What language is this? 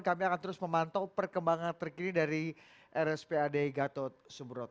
Indonesian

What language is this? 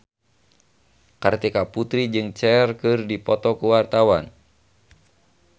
Sundanese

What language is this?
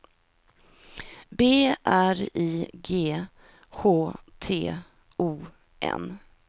Swedish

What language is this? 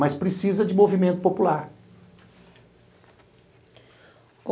Portuguese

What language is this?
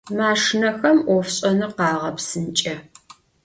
Adyghe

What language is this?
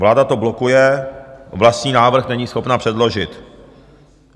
Czech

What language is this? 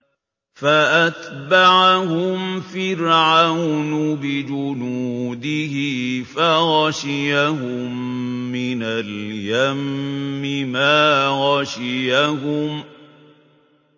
Arabic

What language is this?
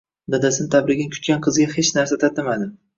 Uzbek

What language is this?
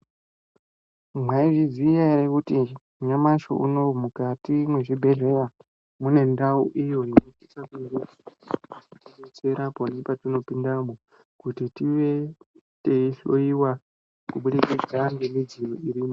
Ndau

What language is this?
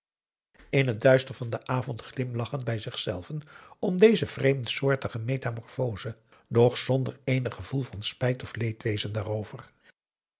Dutch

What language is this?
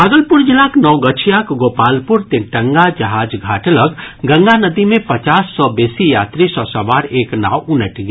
Maithili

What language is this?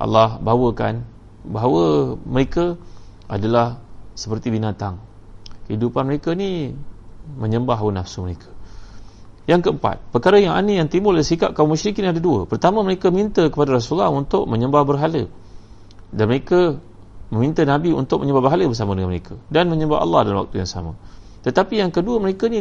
Malay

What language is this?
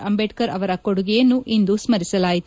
Kannada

